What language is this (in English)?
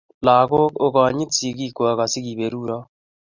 Kalenjin